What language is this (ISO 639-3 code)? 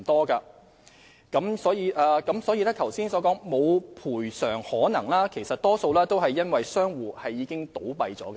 yue